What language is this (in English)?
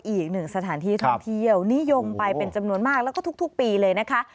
Thai